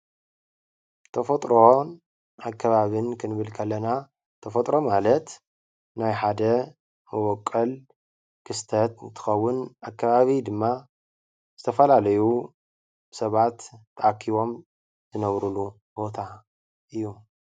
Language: Tigrinya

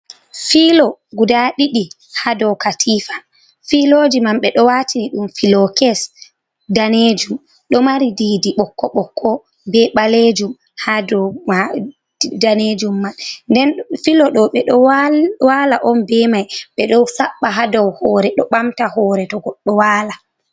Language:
Fula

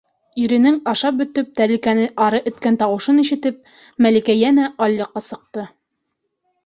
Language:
Bashkir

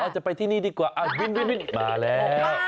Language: Thai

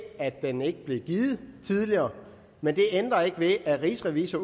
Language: Danish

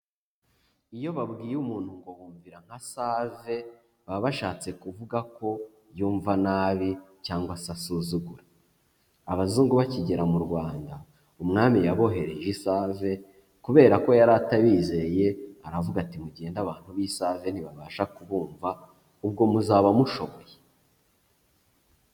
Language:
Kinyarwanda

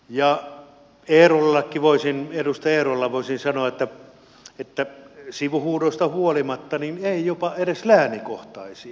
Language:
Finnish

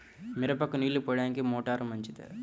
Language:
Telugu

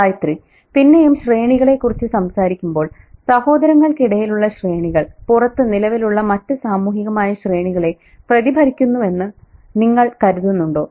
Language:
Malayalam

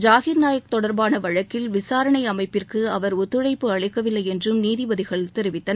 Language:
Tamil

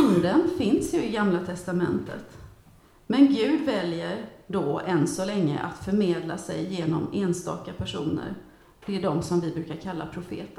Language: Swedish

